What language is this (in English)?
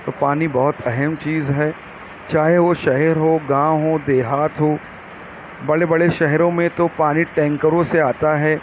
Urdu